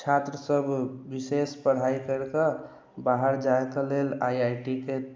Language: Maithili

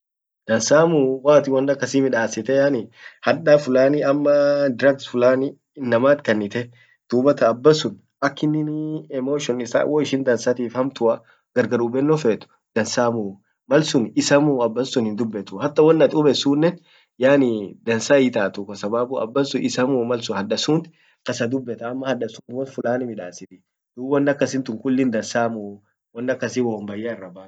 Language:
Orma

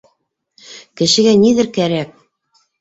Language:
Bashkir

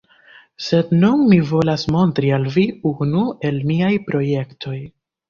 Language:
Esperanto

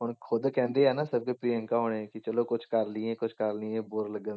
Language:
Punjabi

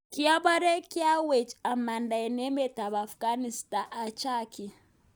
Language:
Kalenjin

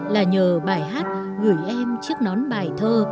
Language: Vietnamese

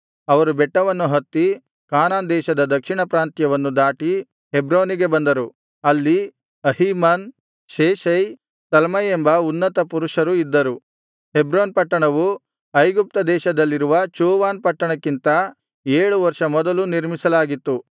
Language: Kannada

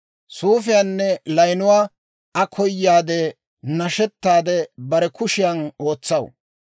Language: Dawro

